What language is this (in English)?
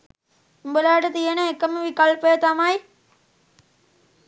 Sinhala